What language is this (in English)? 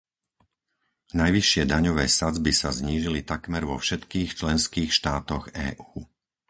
Slovak